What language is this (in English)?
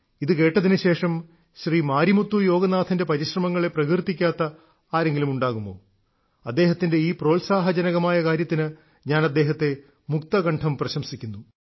Malayalam